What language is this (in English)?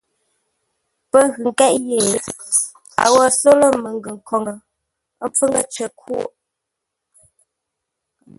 Ngombale